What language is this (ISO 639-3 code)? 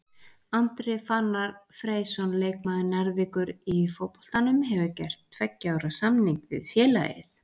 isl